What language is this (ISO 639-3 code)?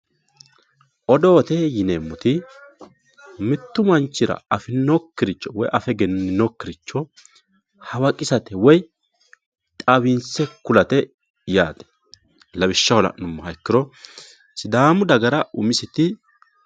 sid